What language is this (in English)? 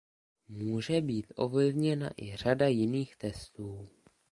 Czech